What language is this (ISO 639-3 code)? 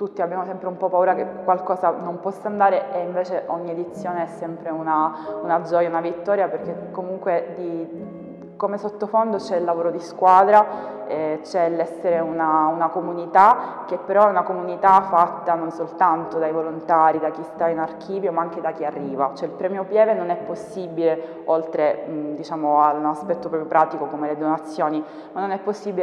ita